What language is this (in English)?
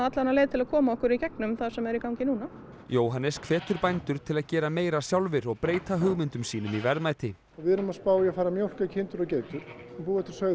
Icelandic